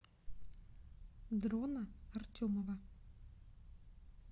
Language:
Russian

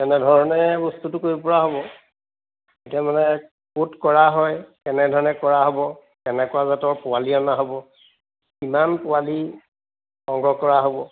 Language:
Assamese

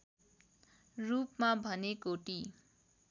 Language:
Nepali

